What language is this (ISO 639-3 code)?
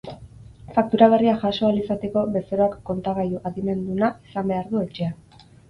eus